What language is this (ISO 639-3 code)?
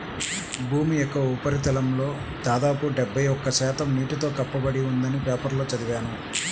tel